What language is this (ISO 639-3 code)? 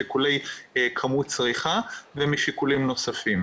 heb